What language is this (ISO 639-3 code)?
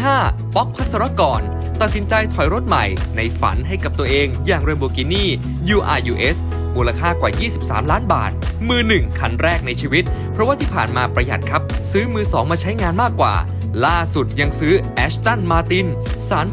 tha